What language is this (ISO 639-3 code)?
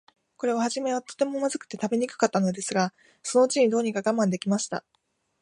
jpn